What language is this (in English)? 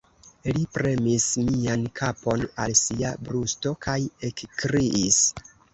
Esperanto